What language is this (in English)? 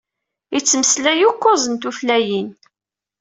Kabyle